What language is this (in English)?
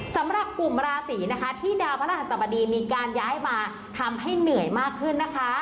Thai